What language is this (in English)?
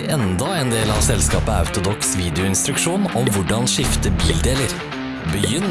Norwegian